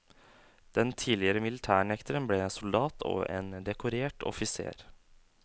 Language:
Norwegian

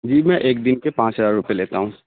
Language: Urdu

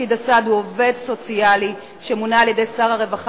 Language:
Hebrew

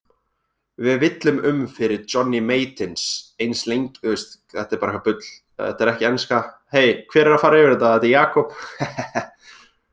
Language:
Icelandic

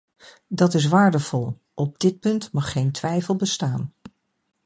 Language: Dutch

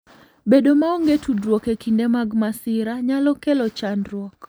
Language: Luo (Kenya and Tanzania)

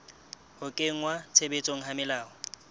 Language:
Southern Sotho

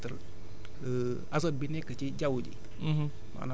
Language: Wolof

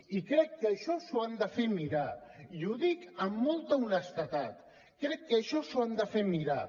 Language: Catalan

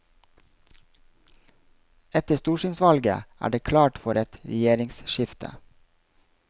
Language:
Norwegian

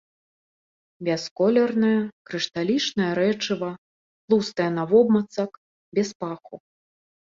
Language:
Belarusian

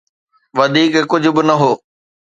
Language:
Sindhi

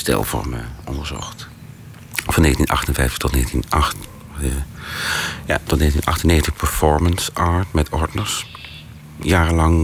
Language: Dutch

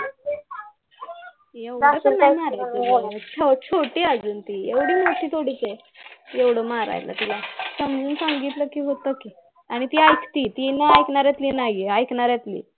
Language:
Marathi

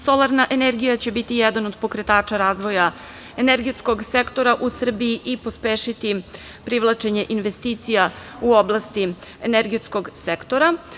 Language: Serbian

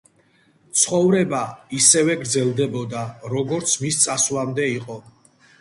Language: Georgian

